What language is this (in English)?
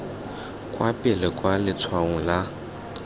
Tswana